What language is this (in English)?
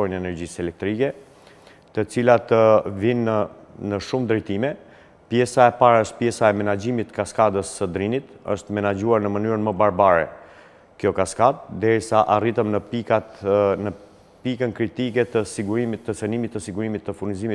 Romanian